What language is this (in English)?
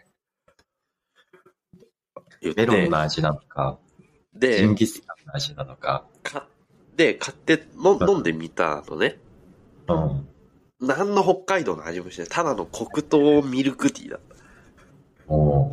Japanese